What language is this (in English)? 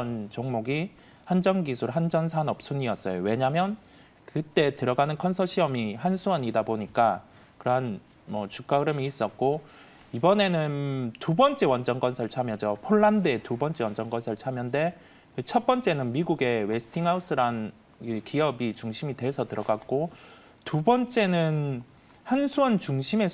Korean